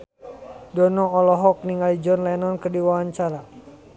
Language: Sundanese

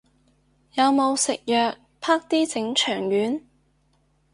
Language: Cantonese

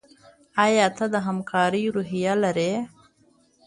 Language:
Pashto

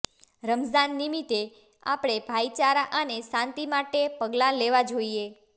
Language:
Gujarati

